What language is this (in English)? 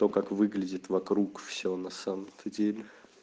Russian